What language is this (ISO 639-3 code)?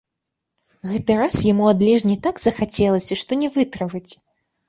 bel